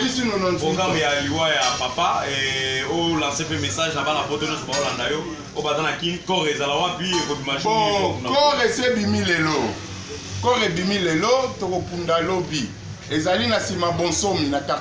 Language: French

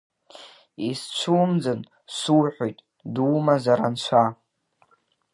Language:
Abkhazian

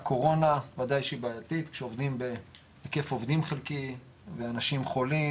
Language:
Hebrew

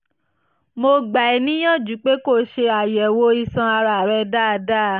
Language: Yoruba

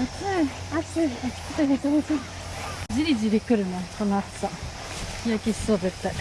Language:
Japanese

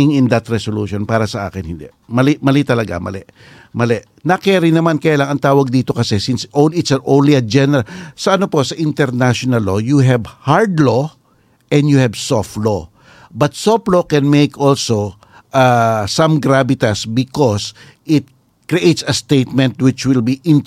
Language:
Filipino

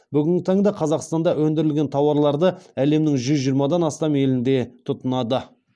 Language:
Kazakh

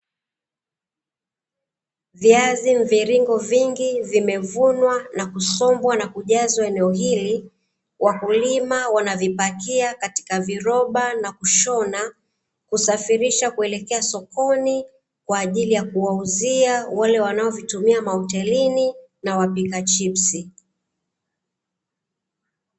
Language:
Swahili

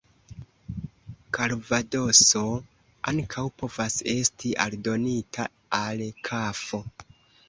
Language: Esperanto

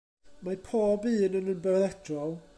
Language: Welsh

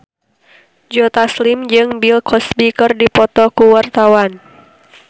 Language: Sundanese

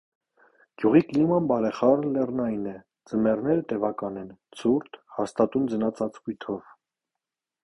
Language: Armenian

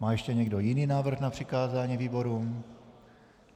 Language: Czech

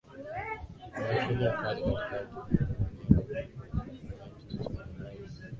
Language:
Swahili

